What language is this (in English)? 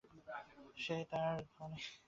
Bangla